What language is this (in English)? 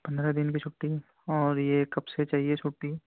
Urdu